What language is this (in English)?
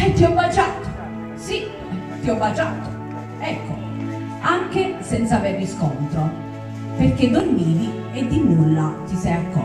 Italian